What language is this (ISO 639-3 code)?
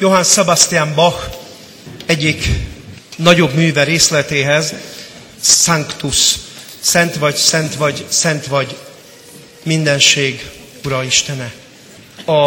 hun